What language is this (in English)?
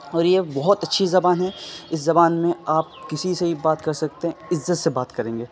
Urdu